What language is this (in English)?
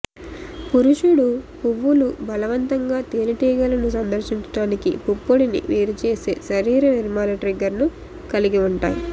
Telugu